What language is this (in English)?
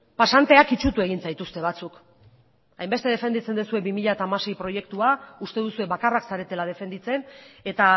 Basque